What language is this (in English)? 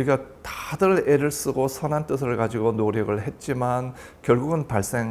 Korean